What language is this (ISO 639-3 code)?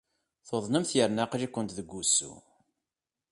kab